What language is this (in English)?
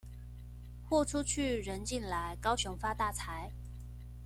Chinese